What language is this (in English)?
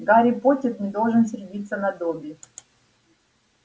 Russian